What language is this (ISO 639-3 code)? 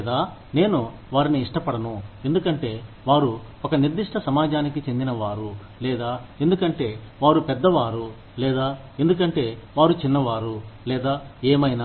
tel